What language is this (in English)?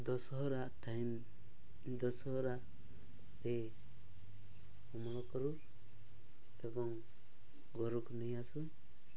Odia